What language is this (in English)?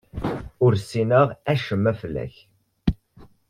Kabyle